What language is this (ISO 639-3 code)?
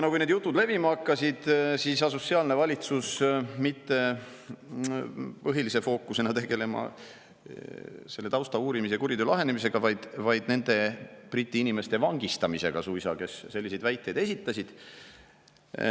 est